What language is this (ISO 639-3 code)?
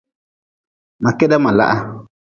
nmz